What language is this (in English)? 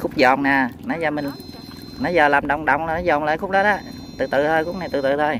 Vietnamese